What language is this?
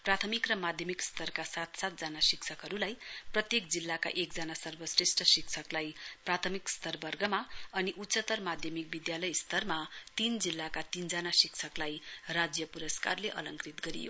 Nepali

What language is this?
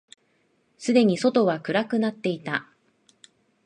Japanese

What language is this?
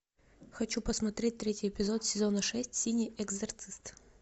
Russian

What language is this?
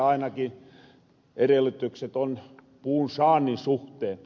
Finnish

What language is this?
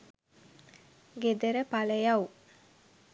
Sinhala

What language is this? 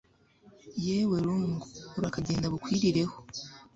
Kinyarwanda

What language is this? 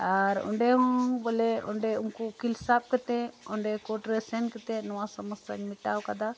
Santali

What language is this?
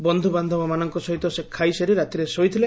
Odia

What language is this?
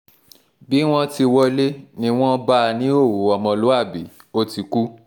Yoruba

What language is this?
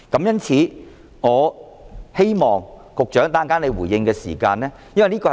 Cantonese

